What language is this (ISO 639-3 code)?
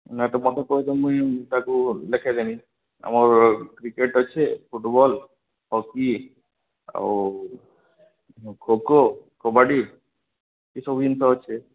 ori